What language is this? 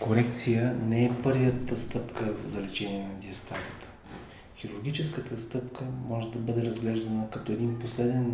Bulgarian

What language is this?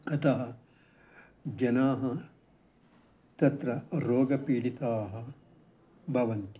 Sanskrit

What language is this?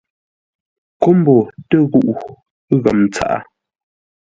Ngombale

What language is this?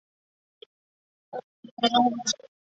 Chinese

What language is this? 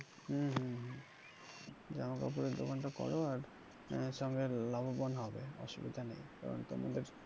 Bangla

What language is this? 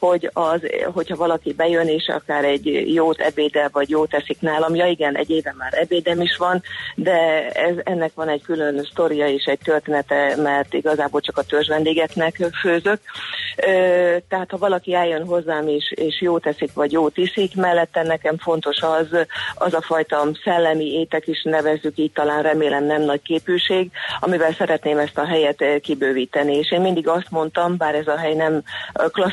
Hungarian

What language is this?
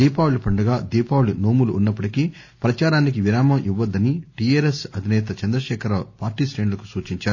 Telugu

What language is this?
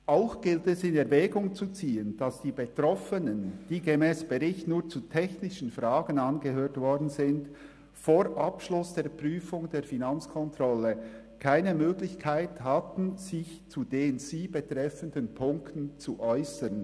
Swiss German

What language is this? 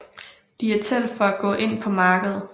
Danish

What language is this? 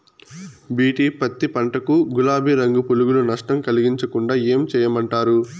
Telugu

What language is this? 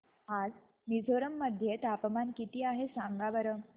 Marathi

